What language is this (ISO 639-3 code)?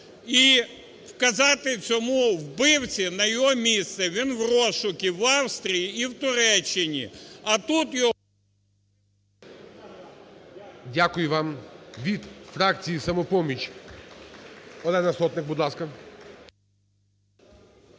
ukr